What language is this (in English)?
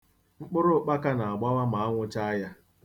Igbo